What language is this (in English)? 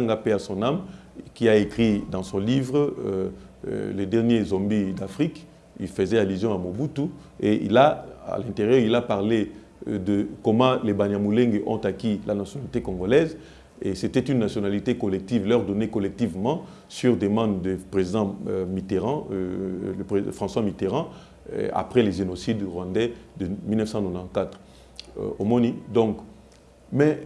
French